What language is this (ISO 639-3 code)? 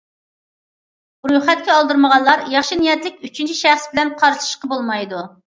uig